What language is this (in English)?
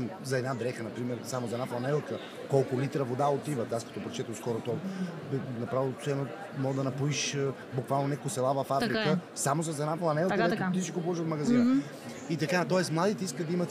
Bulgarian